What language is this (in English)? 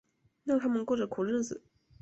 Chinese